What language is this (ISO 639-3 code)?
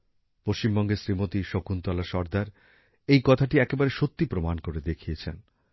ben